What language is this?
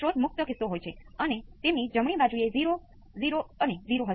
Gujarati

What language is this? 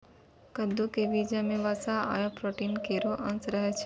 Maithili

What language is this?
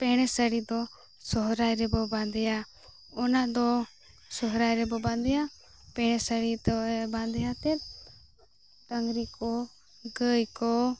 Santali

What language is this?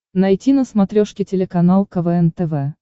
Russian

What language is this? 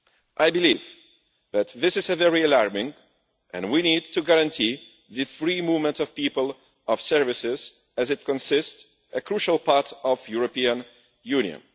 English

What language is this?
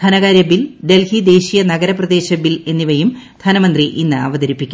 Malayalam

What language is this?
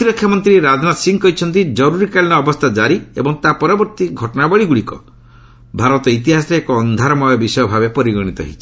Odia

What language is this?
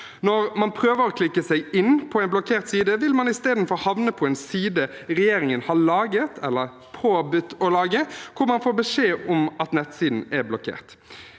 Norwegian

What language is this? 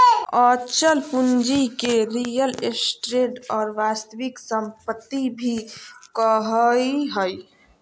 Magahi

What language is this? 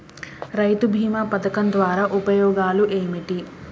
Telugu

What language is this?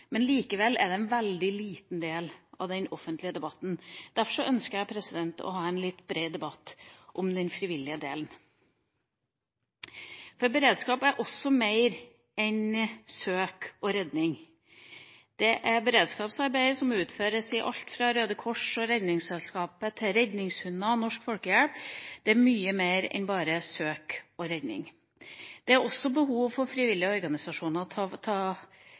Norwegian Bokmål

